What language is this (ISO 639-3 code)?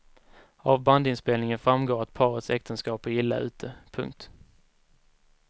swe